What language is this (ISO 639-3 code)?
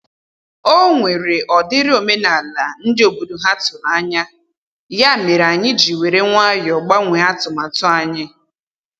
ibo